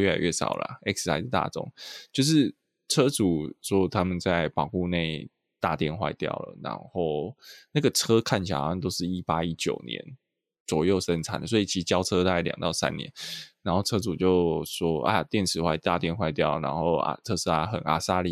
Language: Chinese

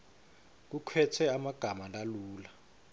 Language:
Swati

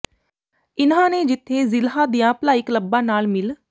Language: Punjabi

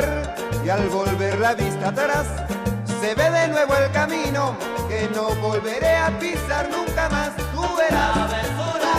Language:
Spanish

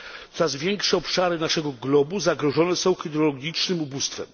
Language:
Polish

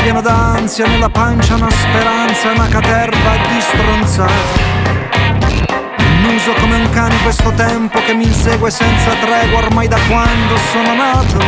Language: Italian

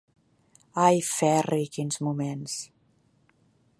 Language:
Catalan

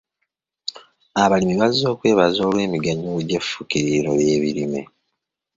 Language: Ganda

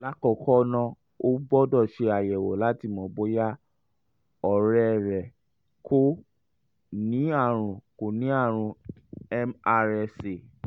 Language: Yoruba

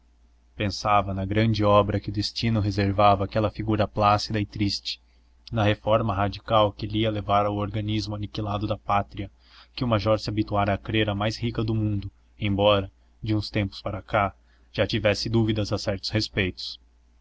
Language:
Portuguese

